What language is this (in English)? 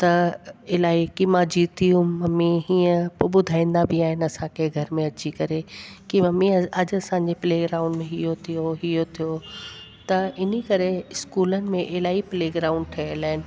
Sindhi